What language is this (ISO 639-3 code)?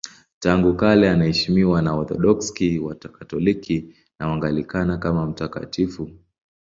swa